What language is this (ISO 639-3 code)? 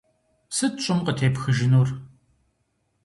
kbd